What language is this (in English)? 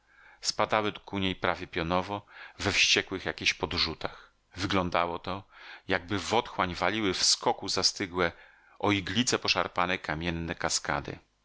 Polish